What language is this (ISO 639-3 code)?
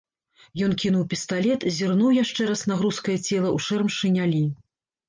bel